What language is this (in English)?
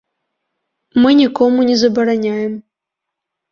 Belarusian